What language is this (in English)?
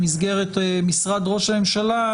Hebrew